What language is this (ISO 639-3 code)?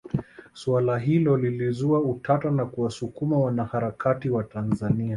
swa